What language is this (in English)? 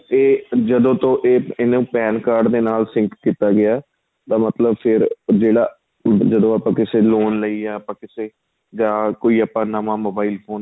Punjabi